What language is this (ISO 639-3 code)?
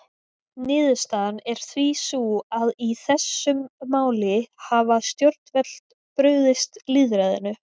isl